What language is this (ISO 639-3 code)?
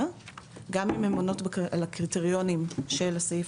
heb